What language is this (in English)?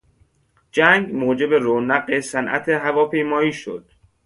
Persian